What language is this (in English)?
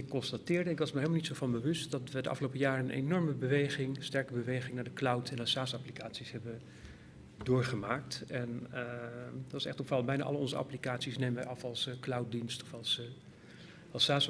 Dutch